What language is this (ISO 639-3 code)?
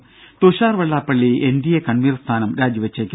mal